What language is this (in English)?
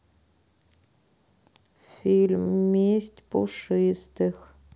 Russian